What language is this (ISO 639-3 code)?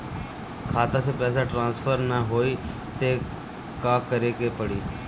bho